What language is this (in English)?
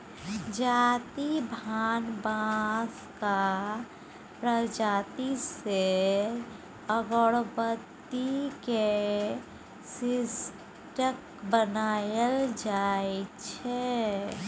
Maithili